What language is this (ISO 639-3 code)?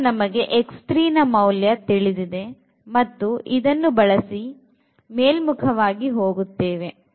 kan